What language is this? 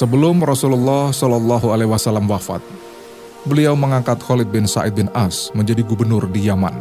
Indonesian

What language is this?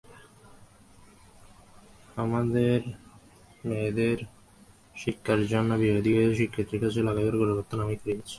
Bangla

